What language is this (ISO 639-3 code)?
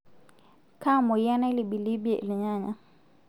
mas